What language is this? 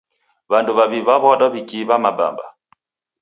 Taita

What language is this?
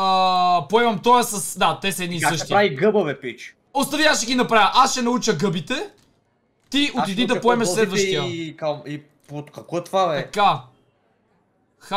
Bulgarian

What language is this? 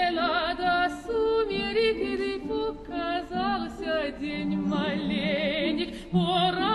Romanian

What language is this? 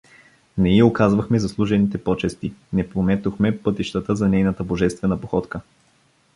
Bulgarian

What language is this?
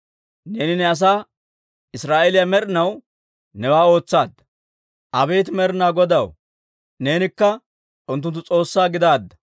Dawro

